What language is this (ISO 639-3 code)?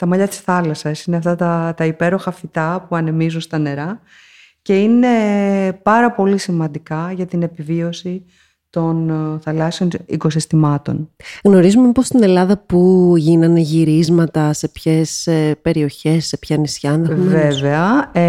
ell